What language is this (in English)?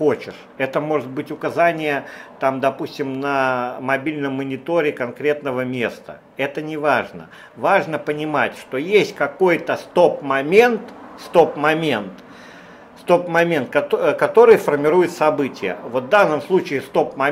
Russian